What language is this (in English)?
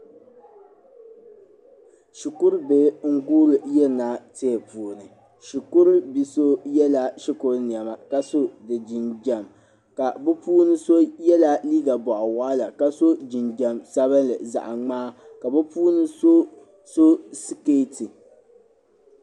Dagbani